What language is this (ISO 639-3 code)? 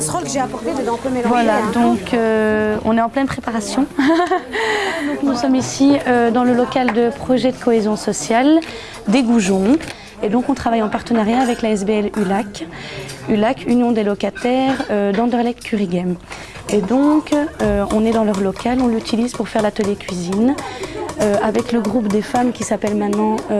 fra